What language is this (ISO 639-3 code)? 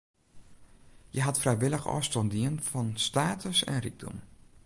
fry